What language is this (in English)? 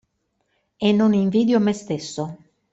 Italian